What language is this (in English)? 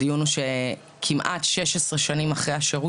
Hebrew